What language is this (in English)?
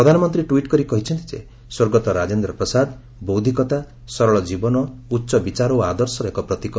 Odia